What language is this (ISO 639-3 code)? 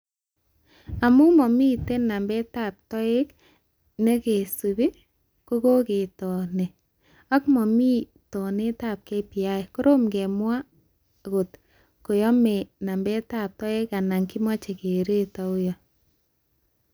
kln